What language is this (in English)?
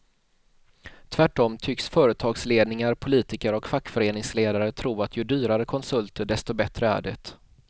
Swedish